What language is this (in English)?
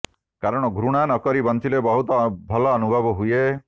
Odia